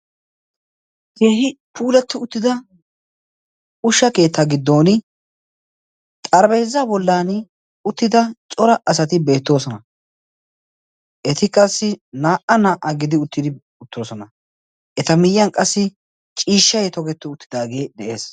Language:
Wolaytta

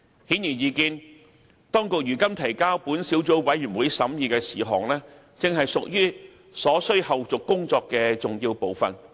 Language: Cantonese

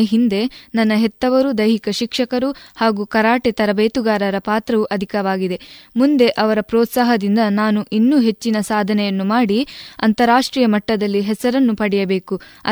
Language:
Kannada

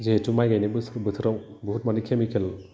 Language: Bodo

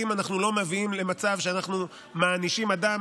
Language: Hebrew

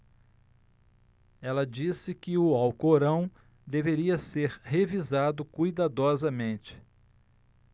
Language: Portuguese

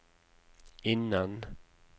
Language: Norwegian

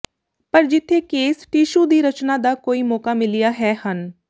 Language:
Punjabi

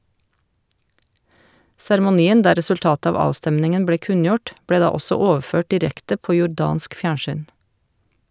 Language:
Norwegian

